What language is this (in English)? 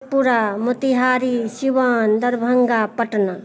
Hindi